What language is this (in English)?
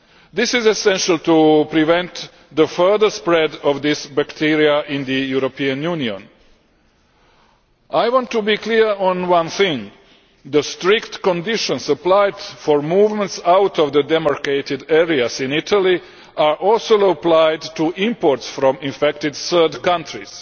English